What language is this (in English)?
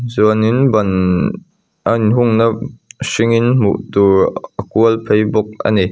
Mizo